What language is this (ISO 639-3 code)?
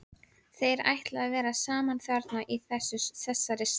isl